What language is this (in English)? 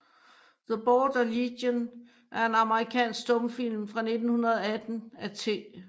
Danish